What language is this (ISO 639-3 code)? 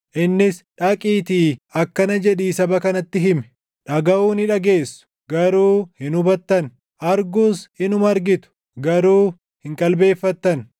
orm